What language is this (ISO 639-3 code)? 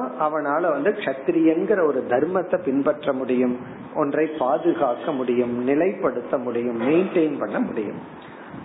tam